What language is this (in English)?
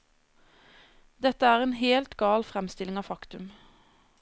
Norwegian